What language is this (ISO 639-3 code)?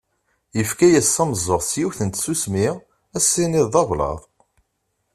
kab